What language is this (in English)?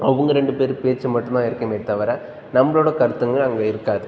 Tamil